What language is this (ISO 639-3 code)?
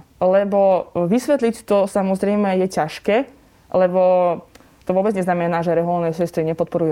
slk